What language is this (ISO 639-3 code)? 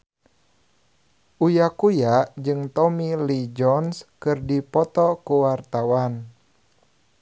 sun